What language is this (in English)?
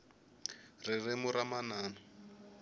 Tsonga